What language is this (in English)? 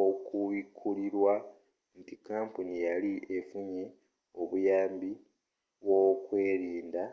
Ganda